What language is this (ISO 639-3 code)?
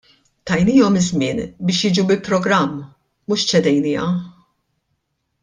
mlt